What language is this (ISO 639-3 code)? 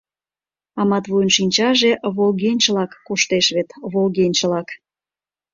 chm